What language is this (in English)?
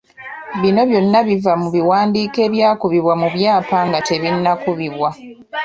Ganda